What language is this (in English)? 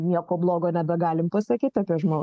Lithuanian